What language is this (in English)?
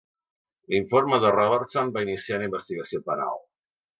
Catalan